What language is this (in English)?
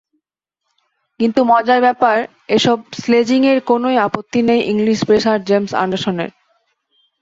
Bangla